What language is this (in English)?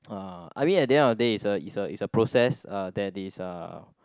English